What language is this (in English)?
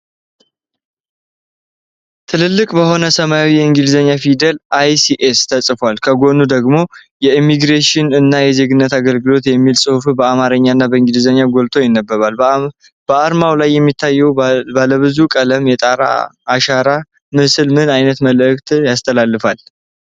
Amharic